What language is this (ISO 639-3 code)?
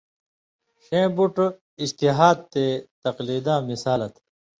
mvy